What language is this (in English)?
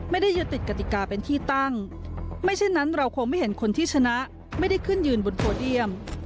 Thai